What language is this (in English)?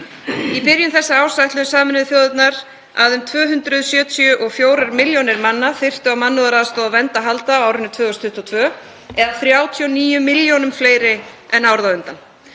Icelandic